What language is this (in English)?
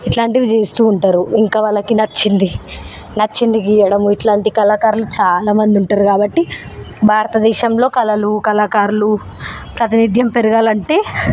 Telugu